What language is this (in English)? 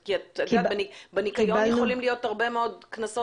Hebrew